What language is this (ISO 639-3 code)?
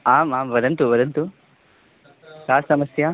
san